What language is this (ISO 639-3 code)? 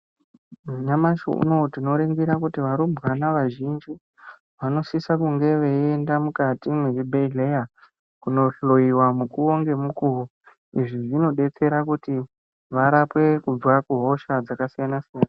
ndc